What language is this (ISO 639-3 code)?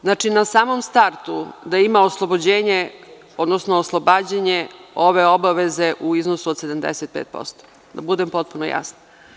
srp